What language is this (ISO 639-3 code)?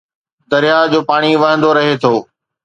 snd